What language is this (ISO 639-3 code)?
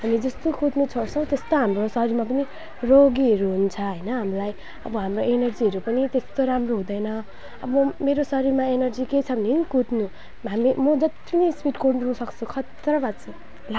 nep